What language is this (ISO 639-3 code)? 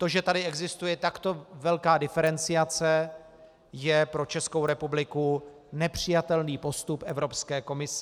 ces